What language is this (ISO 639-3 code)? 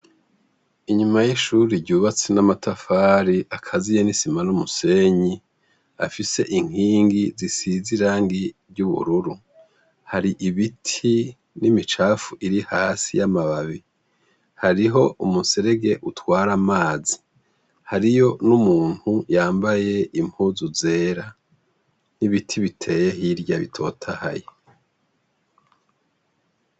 run